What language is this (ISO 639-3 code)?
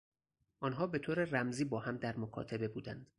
fas